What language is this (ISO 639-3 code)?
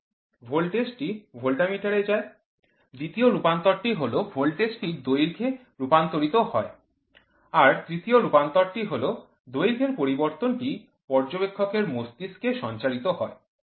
ben